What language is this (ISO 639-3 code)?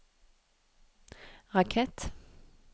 nor